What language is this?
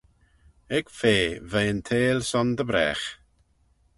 Manx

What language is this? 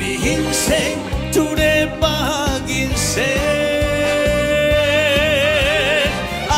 Korean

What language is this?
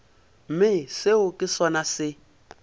Northern Sotho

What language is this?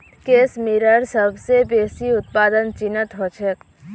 Magahi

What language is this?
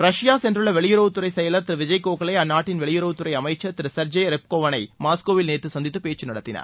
Tamil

